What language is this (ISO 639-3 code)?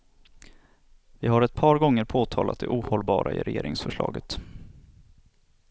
swe